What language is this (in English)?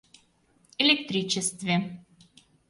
Mari